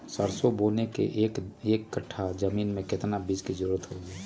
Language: Magahi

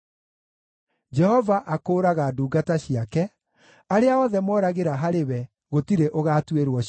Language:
Kikuyu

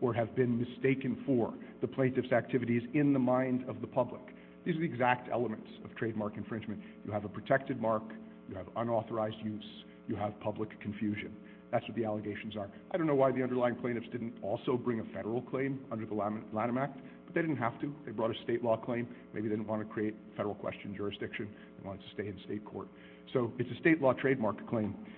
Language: English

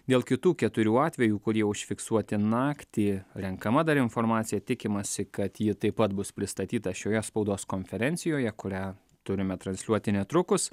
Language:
Lithuanian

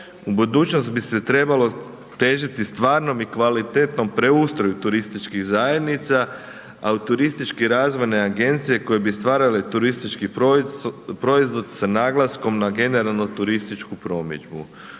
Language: Croatian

